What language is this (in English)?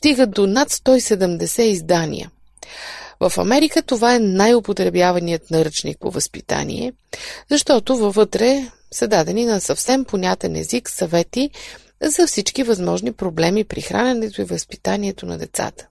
Bulgarian